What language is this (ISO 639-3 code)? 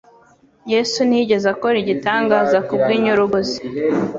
kin